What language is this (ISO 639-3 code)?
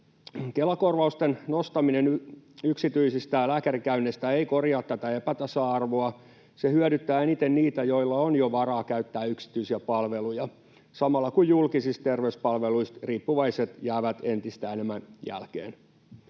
fin